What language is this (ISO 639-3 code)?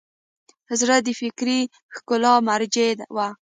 pus